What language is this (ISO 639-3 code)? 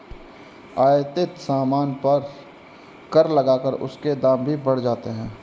hin